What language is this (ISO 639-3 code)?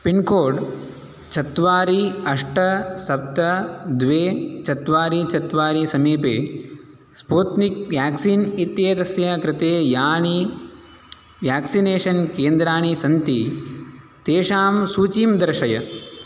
san